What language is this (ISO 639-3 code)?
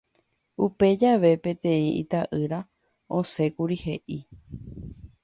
grn